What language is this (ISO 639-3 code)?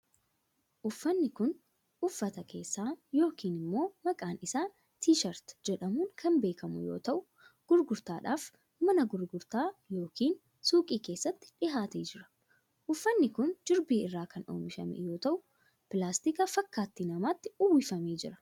orm